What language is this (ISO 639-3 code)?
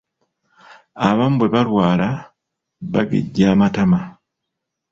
lug